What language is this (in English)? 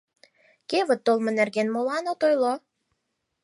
Mari